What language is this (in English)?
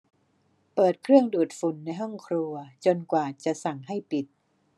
Thai